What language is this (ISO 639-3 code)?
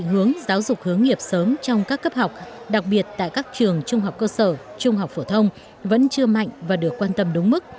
vie